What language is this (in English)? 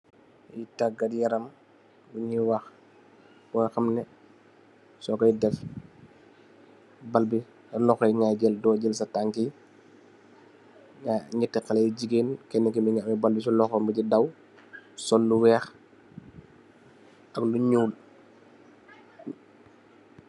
Wolof